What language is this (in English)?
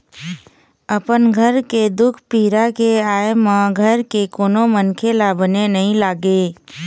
Chhattisgarhi